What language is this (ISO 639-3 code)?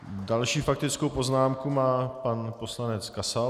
ces